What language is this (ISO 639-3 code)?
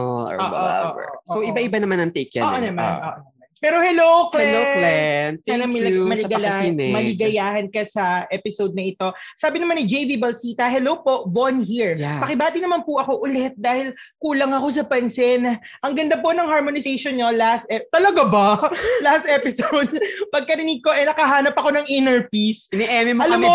fil